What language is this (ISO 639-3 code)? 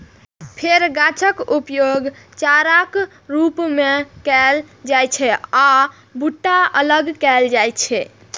mai